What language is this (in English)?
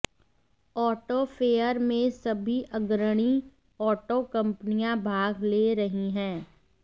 Hindi